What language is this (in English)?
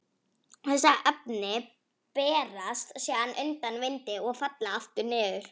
Icelandic